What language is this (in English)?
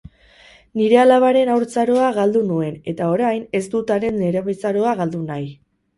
Basque